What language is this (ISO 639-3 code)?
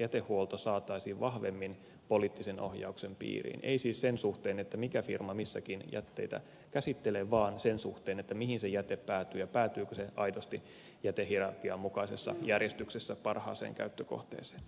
fin